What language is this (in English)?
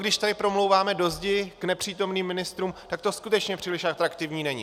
Czech